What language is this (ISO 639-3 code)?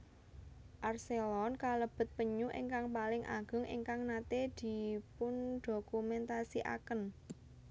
jav